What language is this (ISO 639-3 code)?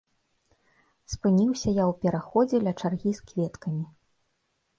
bel